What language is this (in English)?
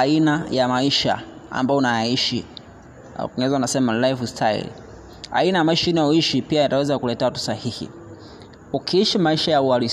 Swahili